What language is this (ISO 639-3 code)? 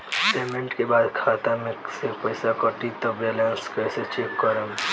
bho